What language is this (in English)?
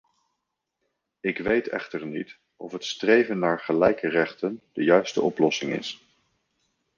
Dutch